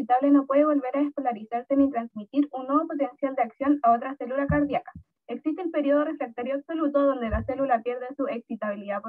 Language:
Spanish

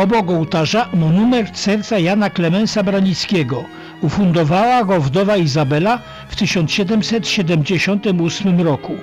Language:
Polish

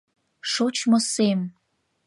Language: Mari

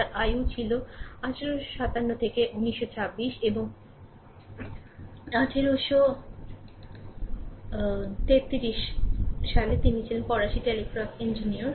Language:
Bangla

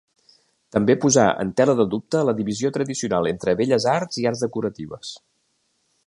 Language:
Catalan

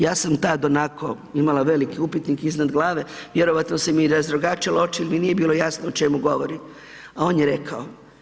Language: Croatian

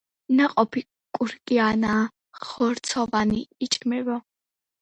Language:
Georgian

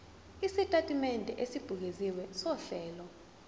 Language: Zulu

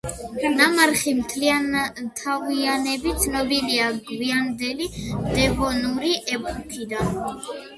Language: Georgian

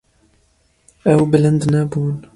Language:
Kurdish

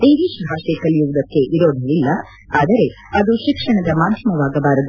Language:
Kannada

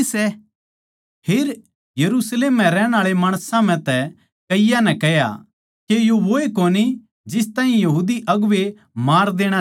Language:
Haryanvi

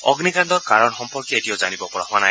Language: Assamese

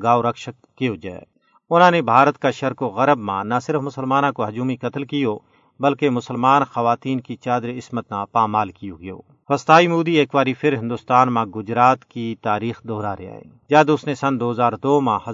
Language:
Urdu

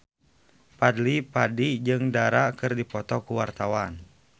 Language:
Sundanese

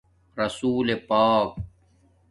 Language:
Domaaki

